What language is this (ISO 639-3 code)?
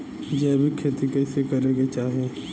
bho